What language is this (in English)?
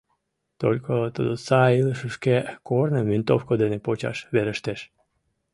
Mari